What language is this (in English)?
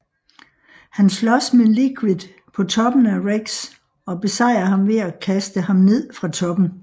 Danish